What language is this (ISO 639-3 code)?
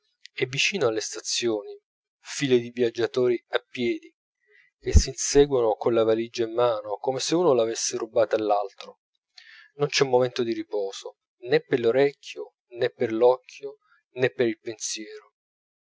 ita